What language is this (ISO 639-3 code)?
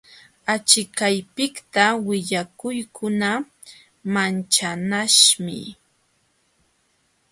qxw